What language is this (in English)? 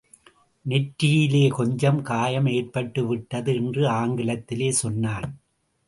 Tamil